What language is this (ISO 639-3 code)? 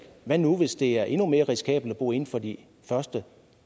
dan